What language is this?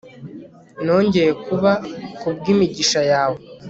Kinyarwanda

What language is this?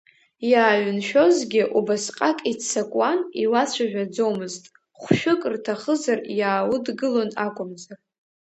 Abkhazian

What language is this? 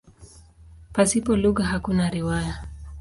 Swahili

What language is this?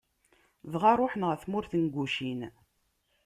Kabyle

